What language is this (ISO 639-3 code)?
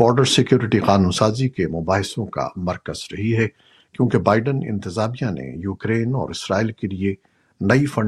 urd